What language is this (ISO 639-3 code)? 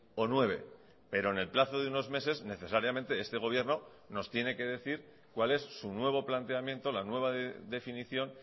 spa